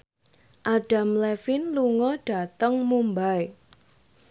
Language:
Javanese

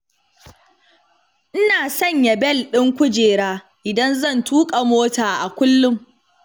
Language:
Hausa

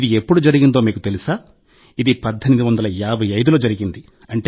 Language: Telugu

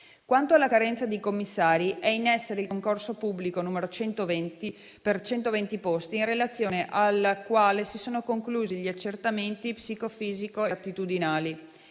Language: Italian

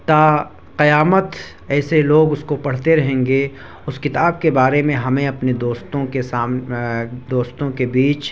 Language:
Urdu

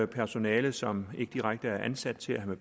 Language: Danish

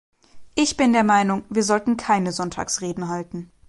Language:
German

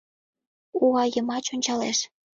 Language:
Mari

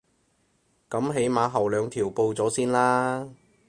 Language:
Cantonese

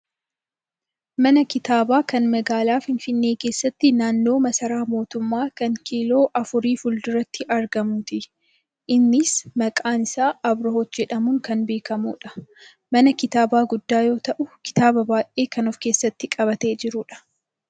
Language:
Oromo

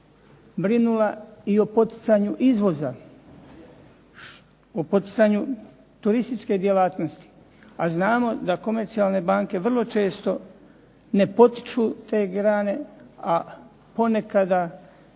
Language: Croatian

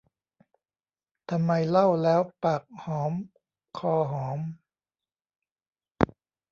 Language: Thai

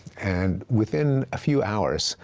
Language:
English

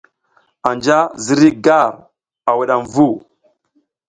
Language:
South Giziga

